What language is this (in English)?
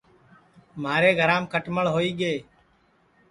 Sansi